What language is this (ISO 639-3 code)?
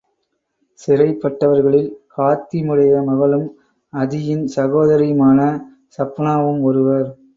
tam